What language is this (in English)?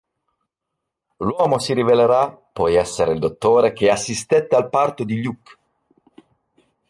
Italian